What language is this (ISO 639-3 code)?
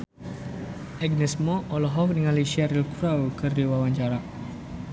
sun